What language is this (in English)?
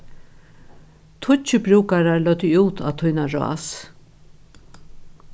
Faroese